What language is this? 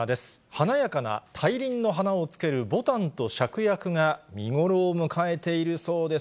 Japanese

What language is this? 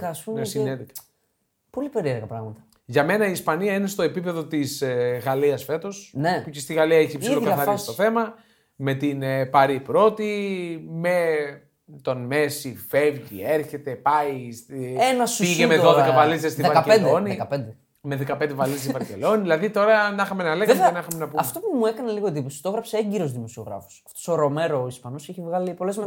Greek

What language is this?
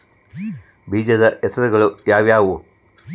Kannada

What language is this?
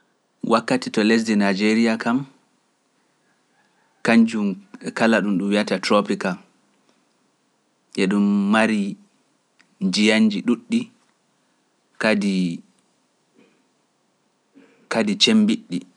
Pular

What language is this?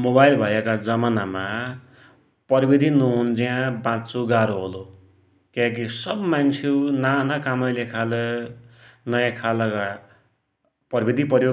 Dotyali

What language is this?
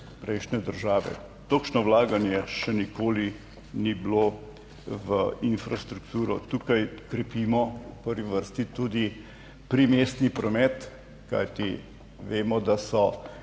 Slovenian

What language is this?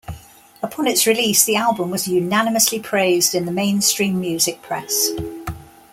English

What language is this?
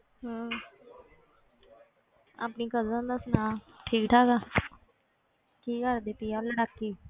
Punjabi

